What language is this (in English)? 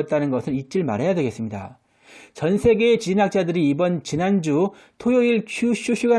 Korean